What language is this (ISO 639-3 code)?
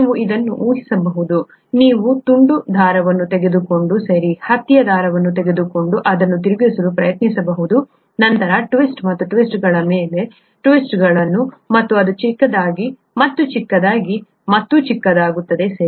kan